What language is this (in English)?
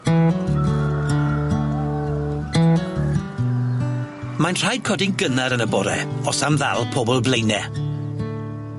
Welsh